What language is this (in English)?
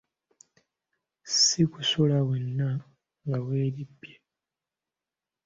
Ganda